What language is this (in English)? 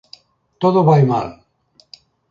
Galician